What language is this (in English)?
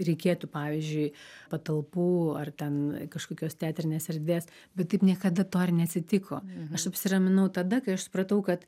Lithuanian